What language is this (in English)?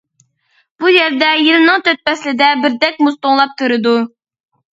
Uyghur